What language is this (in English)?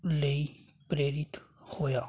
Punjabi